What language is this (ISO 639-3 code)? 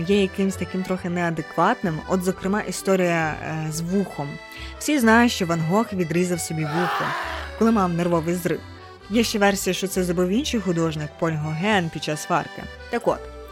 ukr